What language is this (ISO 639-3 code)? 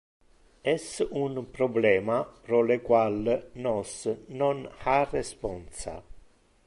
ina